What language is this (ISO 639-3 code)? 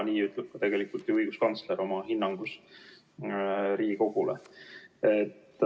est